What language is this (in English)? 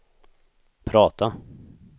Swedish